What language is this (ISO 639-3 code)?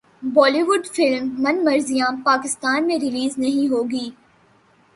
urd